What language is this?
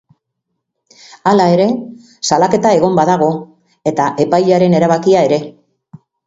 Basque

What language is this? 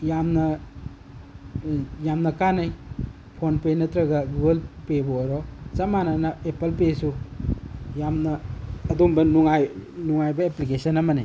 Manipuri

